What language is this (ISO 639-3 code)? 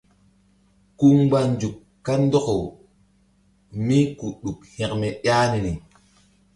mdd